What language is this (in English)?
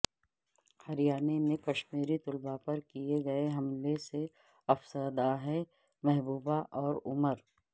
Urdu